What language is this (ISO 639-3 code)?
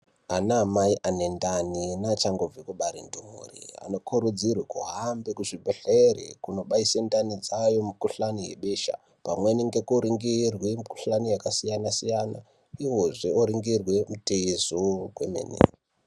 ndc